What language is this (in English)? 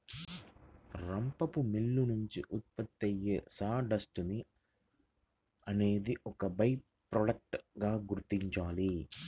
Telugu